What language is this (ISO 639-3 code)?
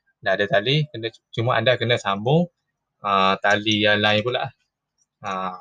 msa